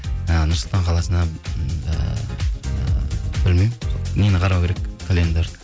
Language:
Kazakh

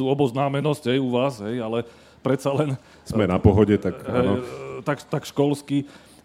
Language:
Slovak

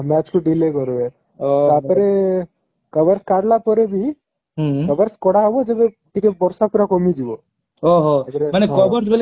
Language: Odia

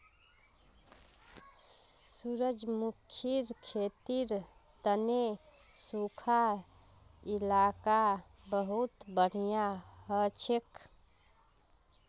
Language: Magahi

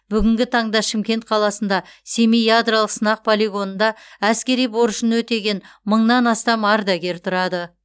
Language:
Kazakh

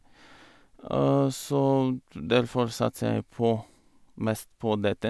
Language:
Norwegian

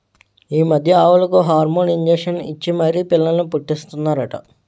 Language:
Telugu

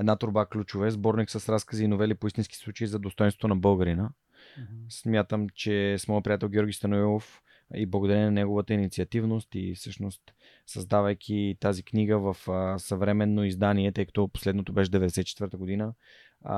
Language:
Bulgarian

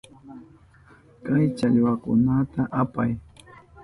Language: Southern Pastaza Quechua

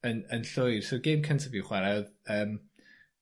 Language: Welsh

